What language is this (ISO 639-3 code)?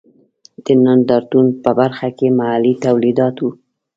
pus